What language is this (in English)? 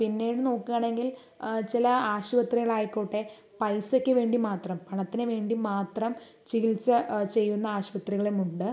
Malayalam